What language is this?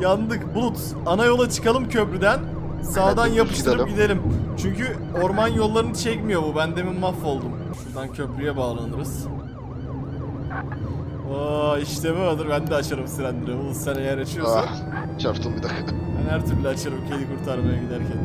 Turkish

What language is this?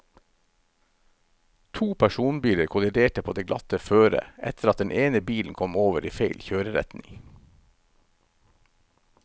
Norwegian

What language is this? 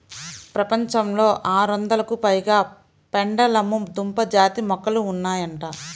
Telugu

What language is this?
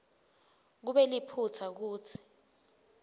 Swati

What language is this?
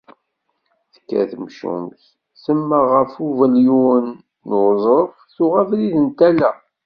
Kabyle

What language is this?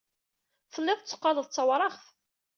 Kabyle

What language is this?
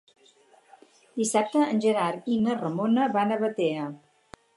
Catalan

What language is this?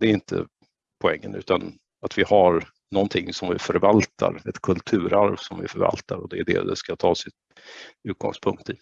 Swedish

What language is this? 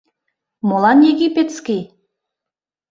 Mari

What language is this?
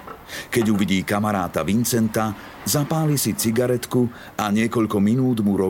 Slovak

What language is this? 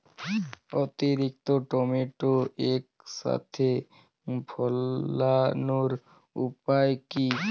Bangla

